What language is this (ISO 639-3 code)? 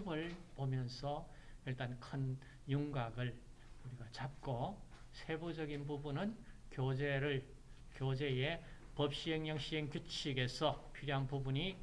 kor